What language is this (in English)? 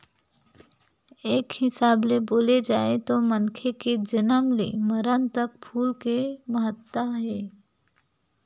Chhattisgarhi